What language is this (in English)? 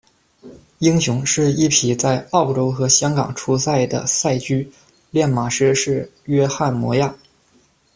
Chinese